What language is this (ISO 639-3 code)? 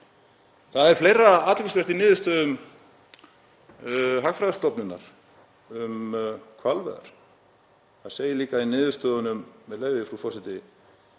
isl